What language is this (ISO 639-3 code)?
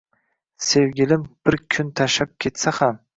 uzb